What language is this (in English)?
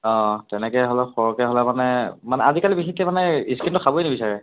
Assamese